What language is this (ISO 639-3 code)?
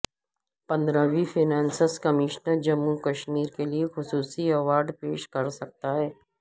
urd